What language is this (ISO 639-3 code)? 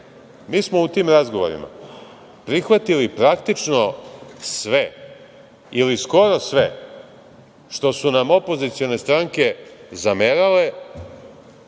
srp